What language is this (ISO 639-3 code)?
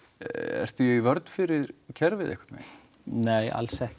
isl